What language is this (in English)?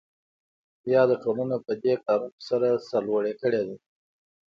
Pashto